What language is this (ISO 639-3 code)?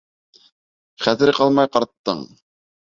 bak